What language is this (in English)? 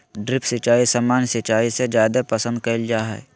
Magahi